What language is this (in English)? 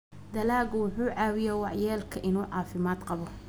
Somali